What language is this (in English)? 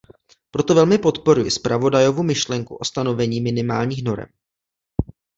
Czech